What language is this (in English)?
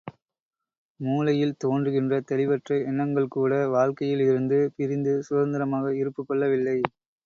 Tamil